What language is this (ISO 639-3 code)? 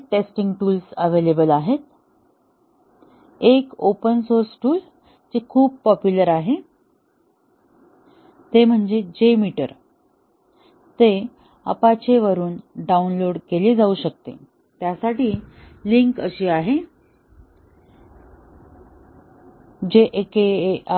mar